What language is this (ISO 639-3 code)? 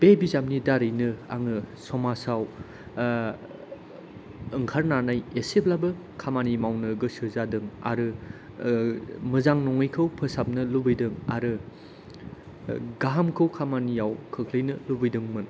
brx